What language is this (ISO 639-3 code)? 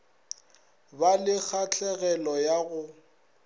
nso